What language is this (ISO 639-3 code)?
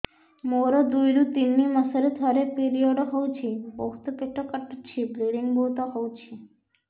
ori